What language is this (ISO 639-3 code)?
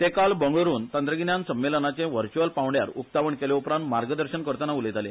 kok